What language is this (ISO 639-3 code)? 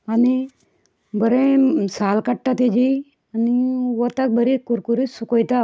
kok